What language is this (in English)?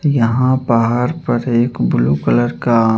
Hindi